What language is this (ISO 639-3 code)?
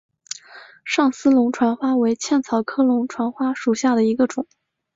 zho